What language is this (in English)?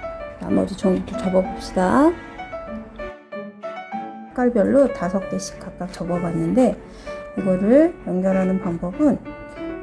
Korean